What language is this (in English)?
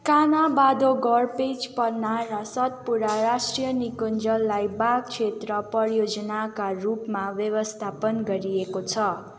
Nepali